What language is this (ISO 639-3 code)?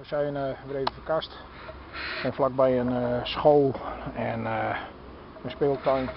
nld